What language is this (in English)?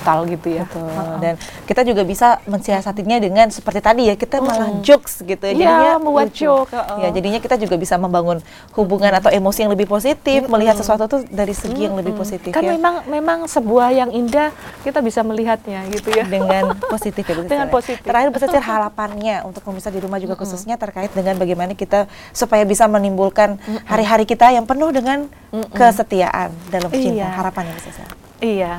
Indonesian